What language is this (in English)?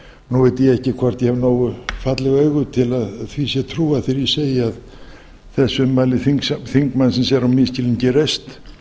Icelandic